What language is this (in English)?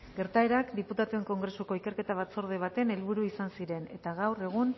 Basque